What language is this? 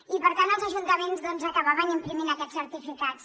Catalan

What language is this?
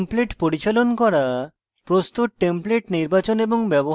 Bangla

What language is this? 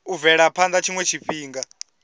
Venda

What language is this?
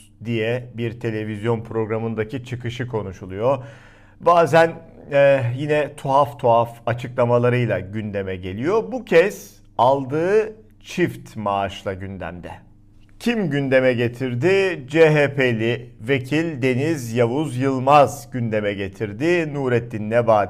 Turkish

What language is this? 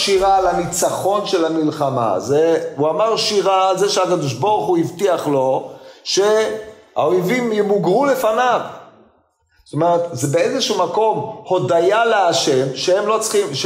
Hebrew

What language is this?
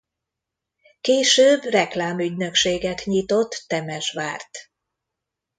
Hungarian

